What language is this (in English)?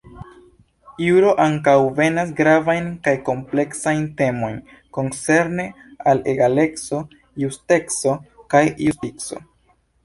Esperanto